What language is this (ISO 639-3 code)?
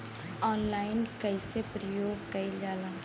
bho